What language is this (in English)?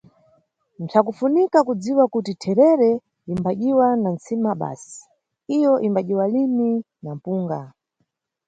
Nyungwe